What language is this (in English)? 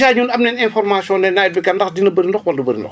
Wolof